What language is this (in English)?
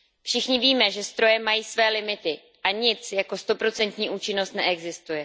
Czech